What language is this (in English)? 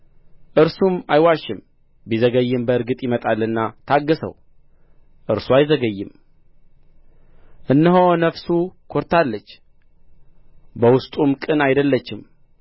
Amharic